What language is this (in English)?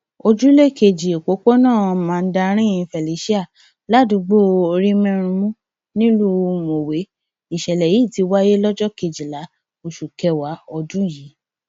Yoruba